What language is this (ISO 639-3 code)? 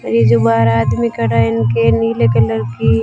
hin